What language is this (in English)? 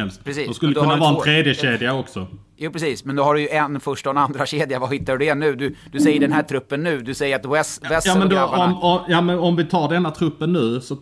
Swedish